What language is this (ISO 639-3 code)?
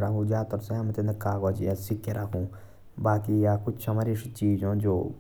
jns